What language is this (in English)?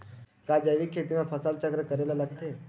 Chhattisgarhi